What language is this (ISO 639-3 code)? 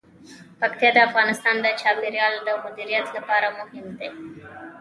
pus